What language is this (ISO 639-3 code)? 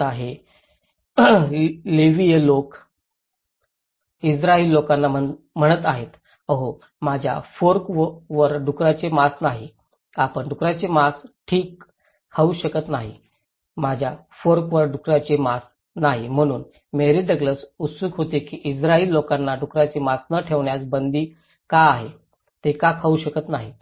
mar